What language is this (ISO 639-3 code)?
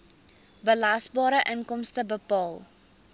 afr